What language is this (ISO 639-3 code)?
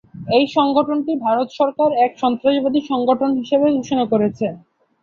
ben